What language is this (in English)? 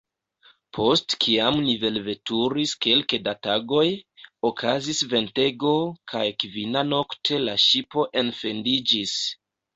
Esperanto